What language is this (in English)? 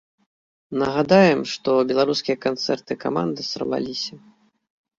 Belarusian